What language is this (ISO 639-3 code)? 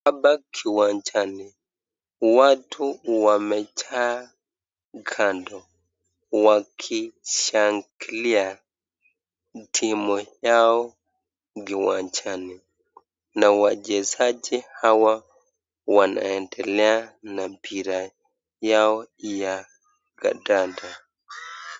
swa